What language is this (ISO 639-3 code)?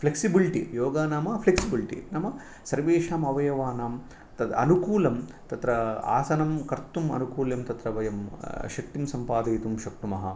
san